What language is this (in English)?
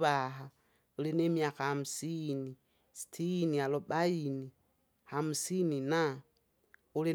Kinga